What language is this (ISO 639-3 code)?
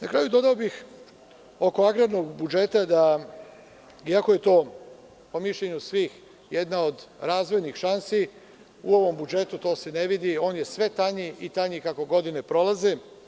srp